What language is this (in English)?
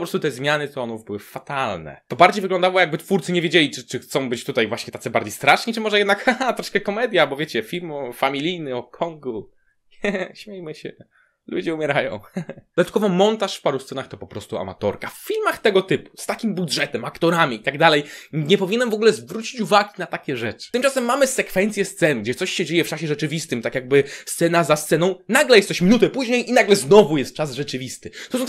Polish